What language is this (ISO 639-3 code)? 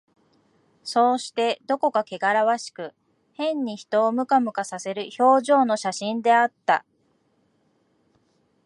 jpn